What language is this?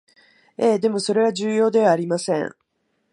Japanese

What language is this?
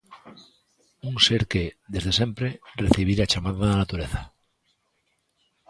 Galician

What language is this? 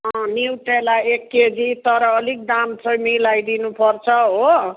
Nepali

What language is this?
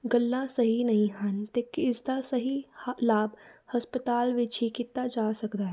Punjabi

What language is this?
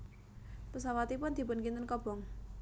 Javanese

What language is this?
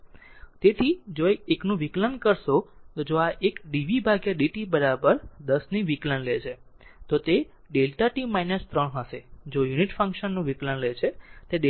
Gujarati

